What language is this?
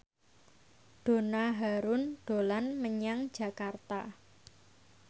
Javanese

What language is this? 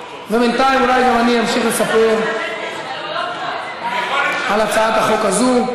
Hebrew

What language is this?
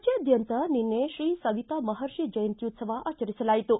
Kannada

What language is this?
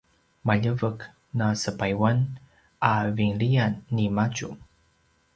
Paiwan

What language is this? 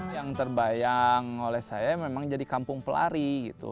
Indonesian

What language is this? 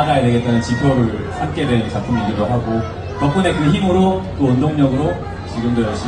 Korean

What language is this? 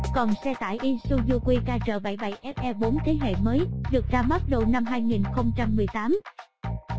Vietnamese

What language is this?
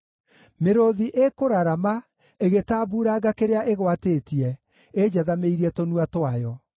Kikuyu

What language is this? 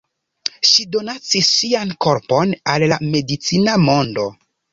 Esperanto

